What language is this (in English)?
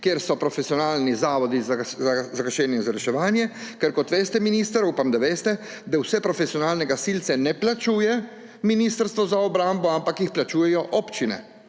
Slovenian